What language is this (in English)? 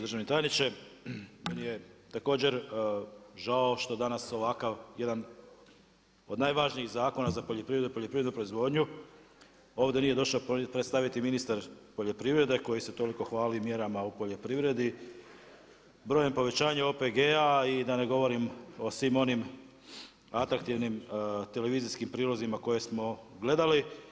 Croatian